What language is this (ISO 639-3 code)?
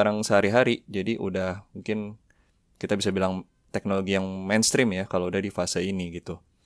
ind